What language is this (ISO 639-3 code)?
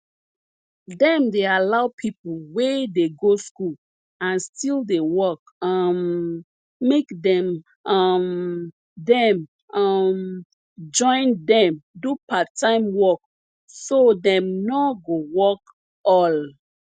pcm